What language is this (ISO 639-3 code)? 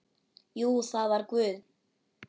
isl